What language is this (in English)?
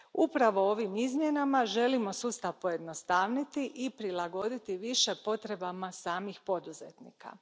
Croatian